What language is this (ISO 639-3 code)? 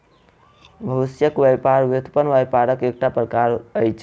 mai